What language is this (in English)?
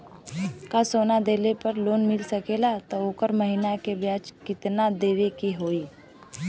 Bhojpuri